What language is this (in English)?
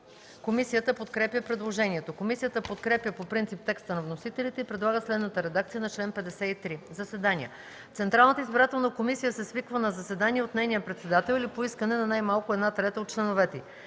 Bulgarian